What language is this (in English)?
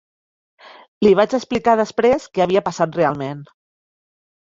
Catalan